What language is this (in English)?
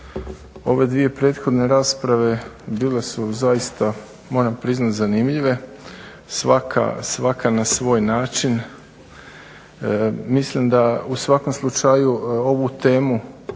Croatian